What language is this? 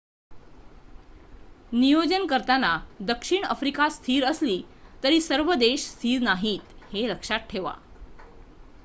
Marathi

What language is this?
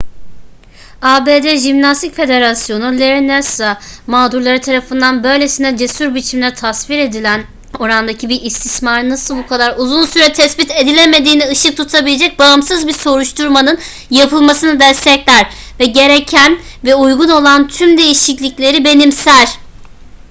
Turkish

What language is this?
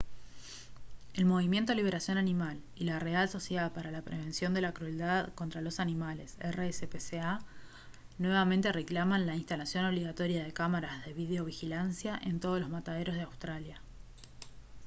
Spanish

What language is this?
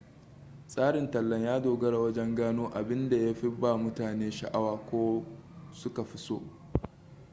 Hausa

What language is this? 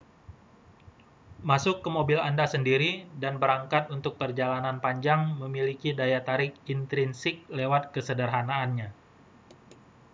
Indonesian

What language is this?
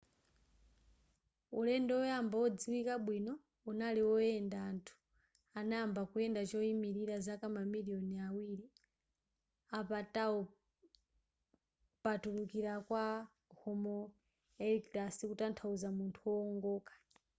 Nyanja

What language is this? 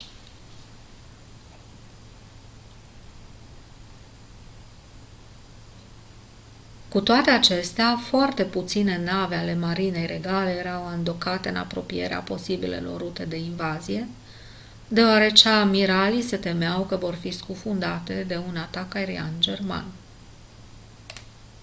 Romanian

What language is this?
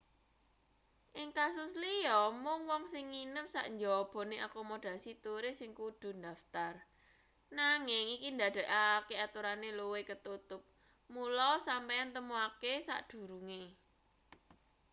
Javanese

